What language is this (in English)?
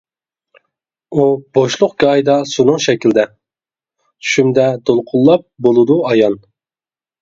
Uyghur